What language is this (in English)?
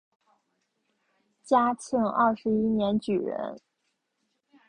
Chinese